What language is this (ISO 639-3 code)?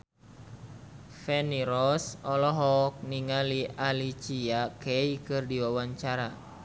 sun